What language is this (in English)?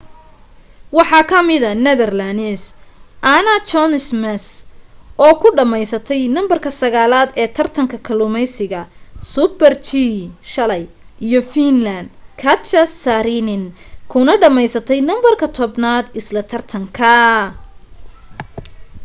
Somali